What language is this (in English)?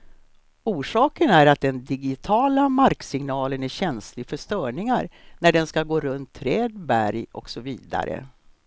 Swedish